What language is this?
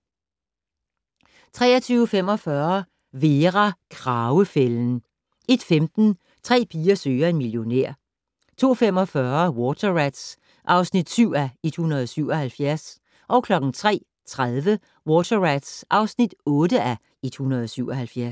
Danish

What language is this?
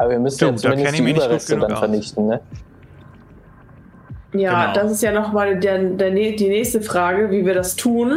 German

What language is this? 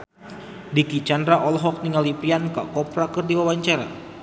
Sundanese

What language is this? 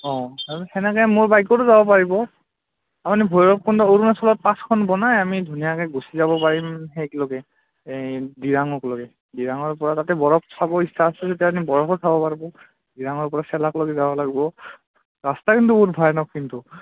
Assamese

